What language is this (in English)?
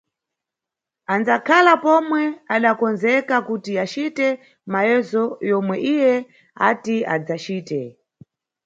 Nyungwe